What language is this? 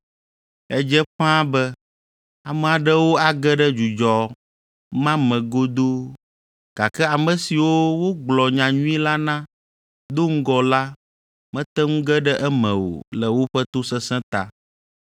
Ewe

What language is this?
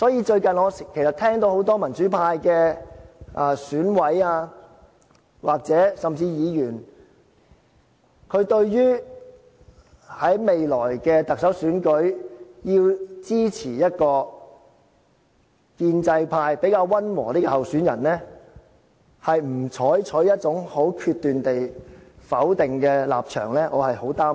Cantonese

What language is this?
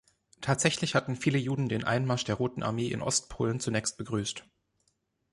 German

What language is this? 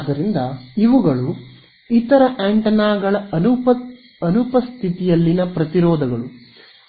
Kannada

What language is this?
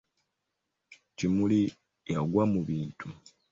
Ganda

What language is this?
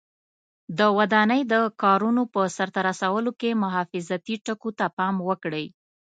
Pashto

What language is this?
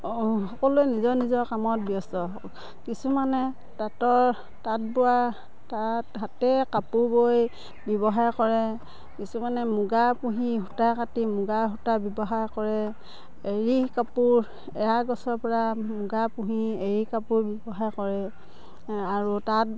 Assamese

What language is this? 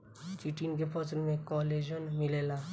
Bhojpuri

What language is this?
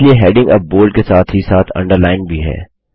Hindi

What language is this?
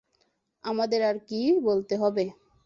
Bangla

